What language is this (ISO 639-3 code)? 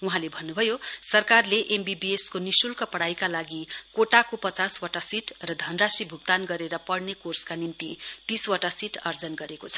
nep